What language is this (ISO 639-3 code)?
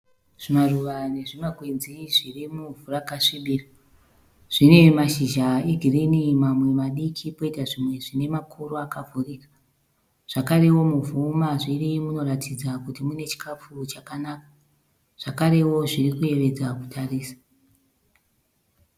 sna